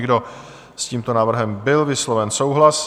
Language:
Czech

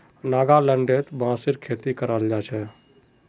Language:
Magahi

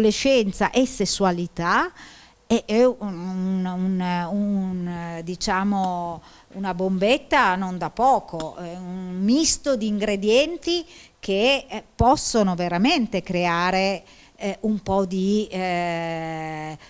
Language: Italian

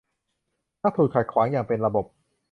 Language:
Thai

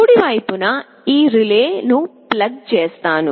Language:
Telugu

